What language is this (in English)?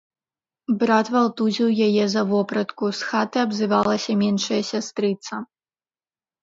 Belarusian